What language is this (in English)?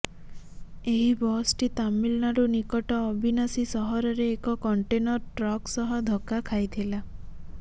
Odia